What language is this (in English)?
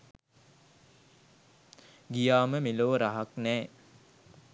Sinhala